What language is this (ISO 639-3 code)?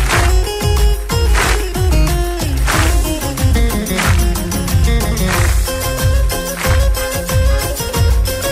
tur